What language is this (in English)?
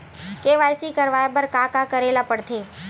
Chhattisgarhi